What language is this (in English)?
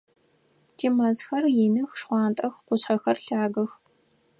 Adyghe